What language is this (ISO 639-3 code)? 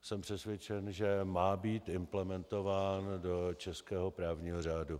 ces